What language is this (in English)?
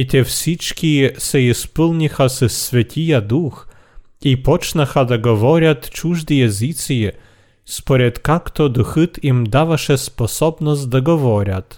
Bulgarian